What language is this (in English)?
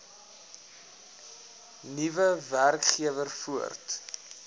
Afrikaans